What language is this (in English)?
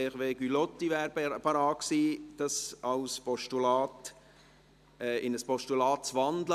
Swiss German